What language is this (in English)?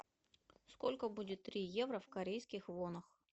Russian